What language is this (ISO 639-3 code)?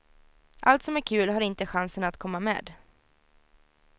swe